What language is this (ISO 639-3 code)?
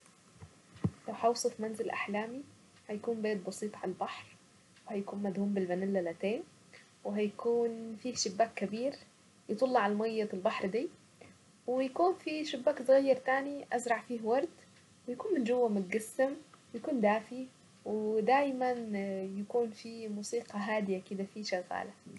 aec